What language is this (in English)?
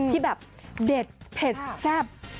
Thai